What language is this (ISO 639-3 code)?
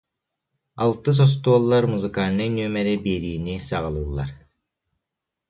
sah